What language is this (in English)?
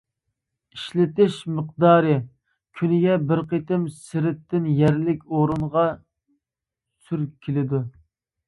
Uyghur